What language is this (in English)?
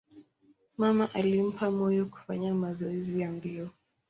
Swahili